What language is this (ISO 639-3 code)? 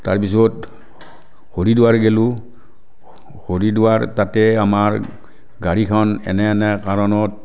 asm